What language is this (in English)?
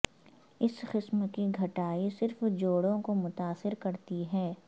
Urdu